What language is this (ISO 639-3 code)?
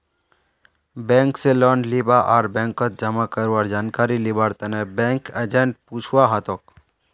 mag